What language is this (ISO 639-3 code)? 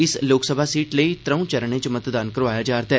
doi